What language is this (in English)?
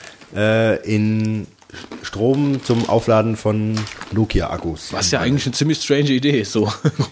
German